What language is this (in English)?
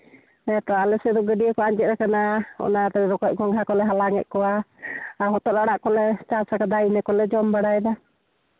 Santali